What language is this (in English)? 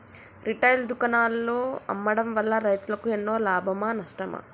Telugu